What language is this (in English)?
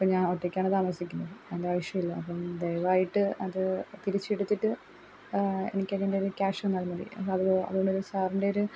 Malayalam